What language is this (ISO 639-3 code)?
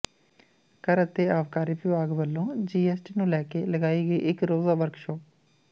pan